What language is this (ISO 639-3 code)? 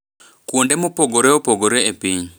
luo